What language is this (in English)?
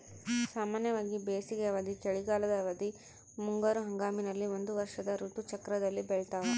Kannada